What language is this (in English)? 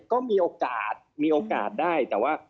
Thai